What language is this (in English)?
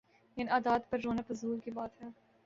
Urdu